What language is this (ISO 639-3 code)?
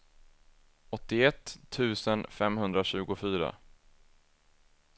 swe